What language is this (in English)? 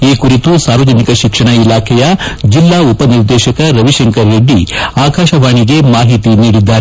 Kannada